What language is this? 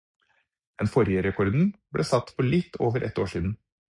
Norwegian Bokmål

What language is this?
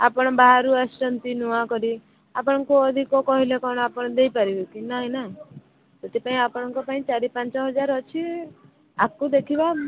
Odia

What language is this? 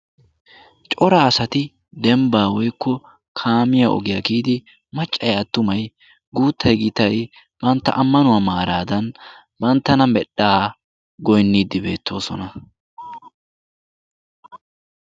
Wolaytta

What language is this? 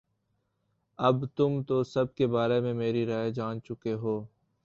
Urdu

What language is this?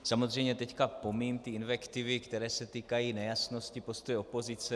Czech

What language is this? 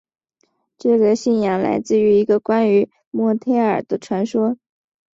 Chinese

